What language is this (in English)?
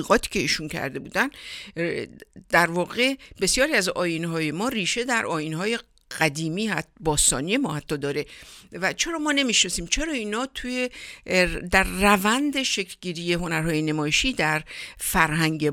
Persian